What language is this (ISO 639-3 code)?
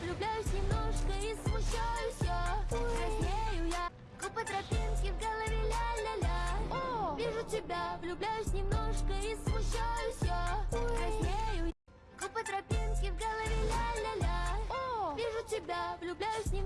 rus